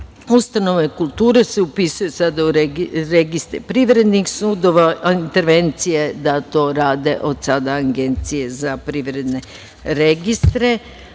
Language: Serbian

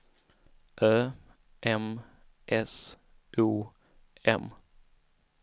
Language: Swedish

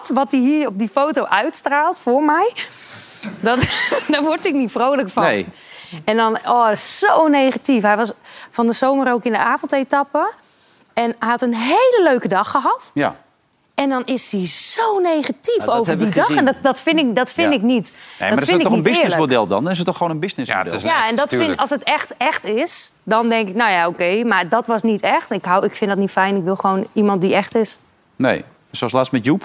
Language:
Dutch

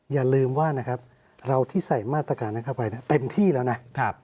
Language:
Thai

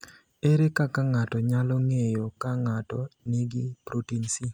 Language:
Luo (Kenya and Tanzania)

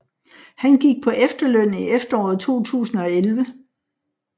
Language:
Danish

